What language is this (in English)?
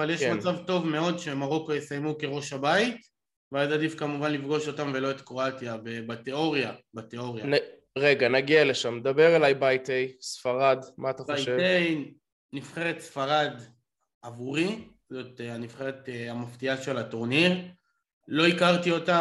Hebrew